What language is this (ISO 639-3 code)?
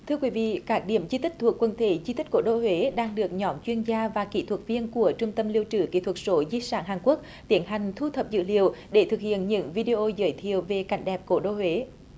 vie